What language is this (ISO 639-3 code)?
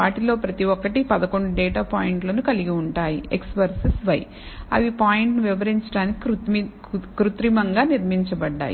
tel